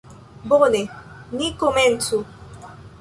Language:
Esperanto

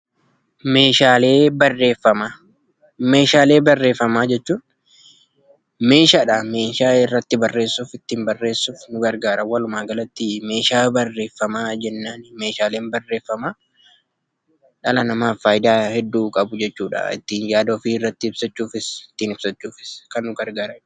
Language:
Oromo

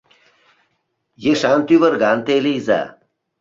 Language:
Mari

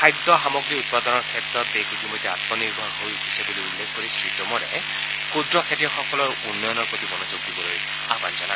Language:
Assamese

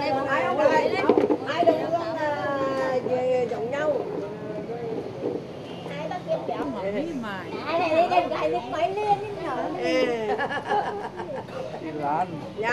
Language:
Vietnamese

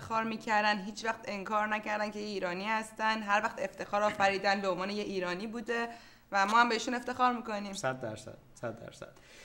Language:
Persian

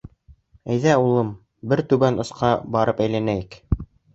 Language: Bashkir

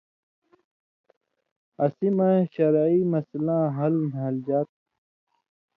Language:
Indus Kohistani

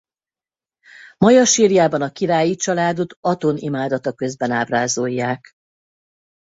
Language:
Hungarian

